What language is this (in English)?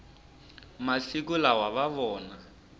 Tsonga